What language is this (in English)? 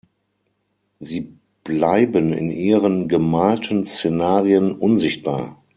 German